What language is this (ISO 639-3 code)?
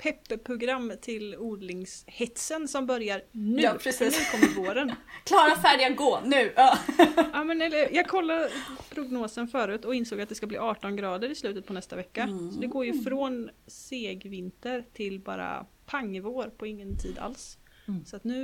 swe